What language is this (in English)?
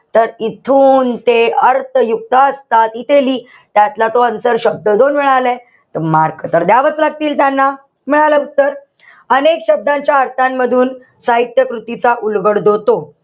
Marathi